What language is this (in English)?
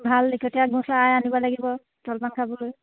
Assamese